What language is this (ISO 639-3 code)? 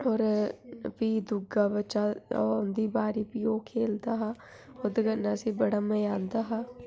doi